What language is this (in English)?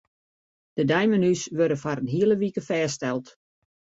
Western Frisian